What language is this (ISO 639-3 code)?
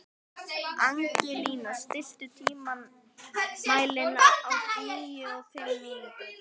isl